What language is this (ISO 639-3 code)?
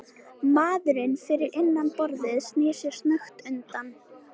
isl